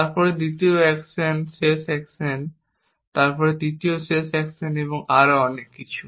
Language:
Bangla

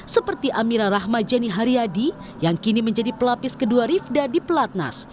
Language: Indonesian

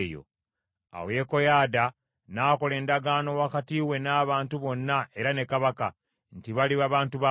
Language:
Ganda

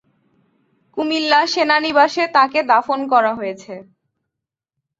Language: Bangla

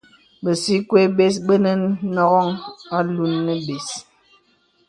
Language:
Bebele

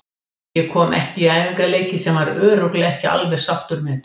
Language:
Icelandic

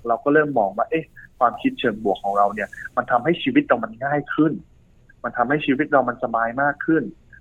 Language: Thai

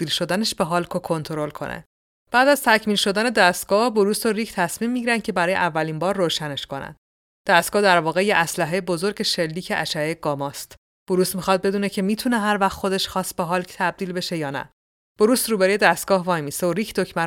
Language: Persian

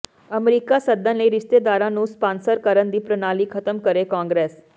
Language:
Punjabi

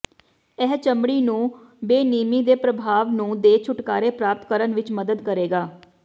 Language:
Punjabi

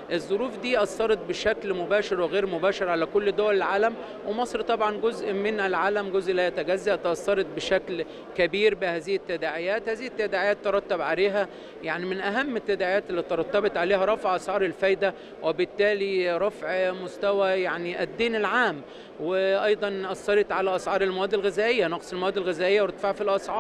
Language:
Arabic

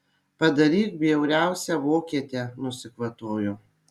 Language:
Lithuanian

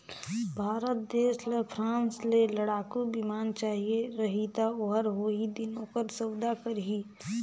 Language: Chhattisgarhi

